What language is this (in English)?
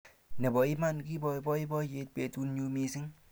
Kalenjin